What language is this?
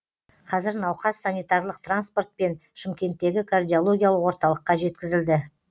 Kazakh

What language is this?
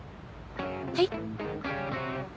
Japanese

